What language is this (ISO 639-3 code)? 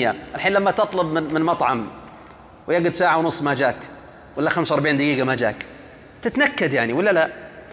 ara